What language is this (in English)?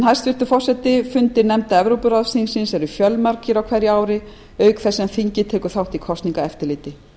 Icelandic